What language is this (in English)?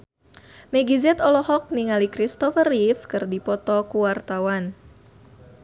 Sundanese